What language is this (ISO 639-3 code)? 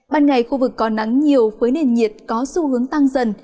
vie